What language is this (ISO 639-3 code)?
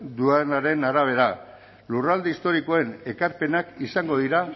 eus